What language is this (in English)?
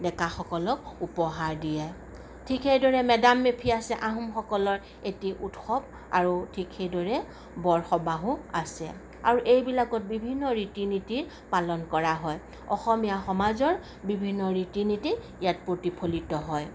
Assamese